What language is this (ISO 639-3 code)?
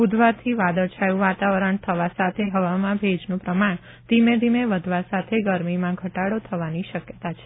guj